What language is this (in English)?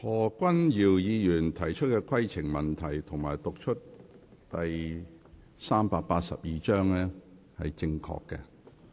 Cantonese